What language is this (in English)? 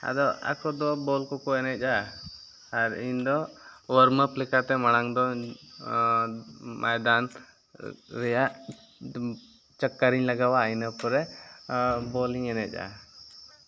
Santali